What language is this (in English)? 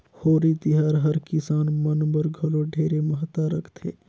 Chhattisgarhi